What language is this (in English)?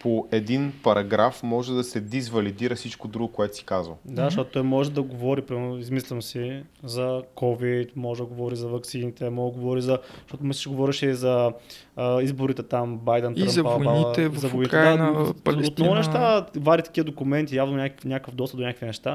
Bulgarian